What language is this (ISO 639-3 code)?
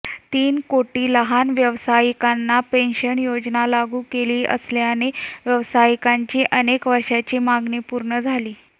mar